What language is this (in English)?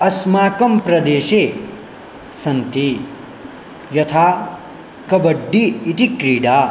Sanskrit